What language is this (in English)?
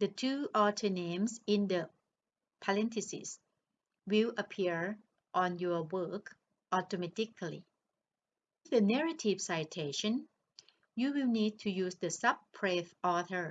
English